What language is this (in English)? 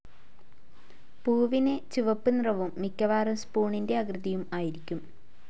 Malayalam